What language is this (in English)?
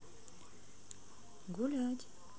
Russian